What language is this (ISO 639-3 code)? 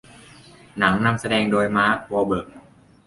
tha